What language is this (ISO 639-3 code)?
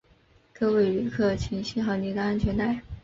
zho